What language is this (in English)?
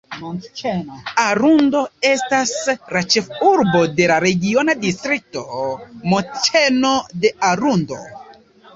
Esperanto